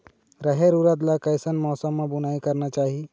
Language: Chhattisgarhi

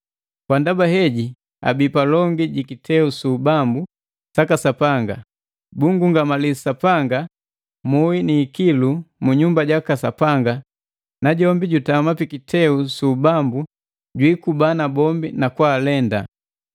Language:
Matengo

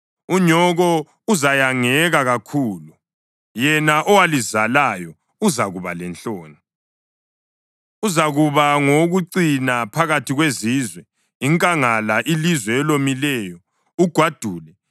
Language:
North Ndebele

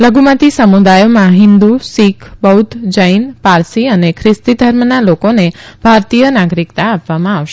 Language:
Gujarati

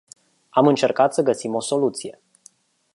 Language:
Romanian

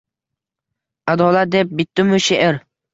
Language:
Uzbek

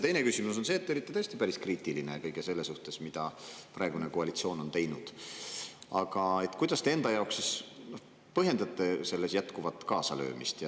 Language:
Estonian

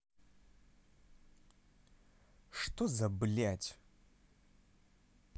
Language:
Russian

